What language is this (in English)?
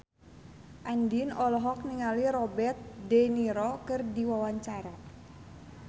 Sundanese